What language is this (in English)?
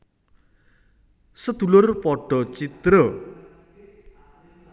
Javanese